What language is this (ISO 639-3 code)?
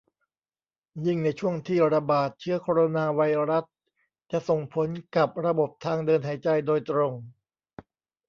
tha